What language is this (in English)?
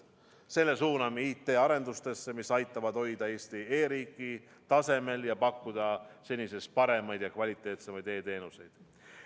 Estonian